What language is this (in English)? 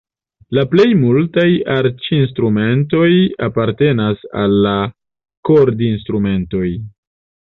Esperanto